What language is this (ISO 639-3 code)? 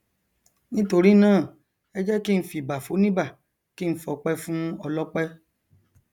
yor